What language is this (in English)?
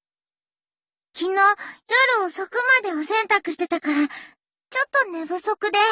Japanese